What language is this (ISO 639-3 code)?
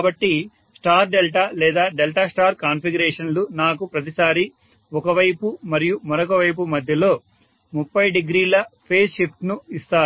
tel